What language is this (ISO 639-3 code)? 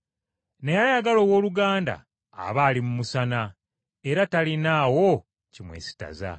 lug